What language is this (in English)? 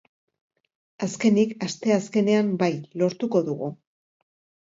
Basque